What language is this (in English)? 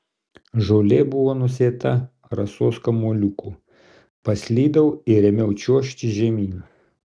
Lithuanian